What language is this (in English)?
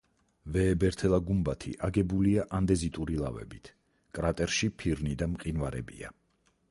Georgian